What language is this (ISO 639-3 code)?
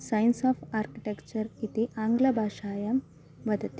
san